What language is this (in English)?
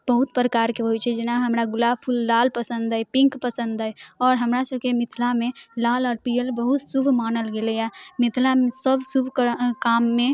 Maithili